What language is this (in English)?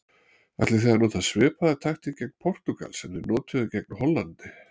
Icelandic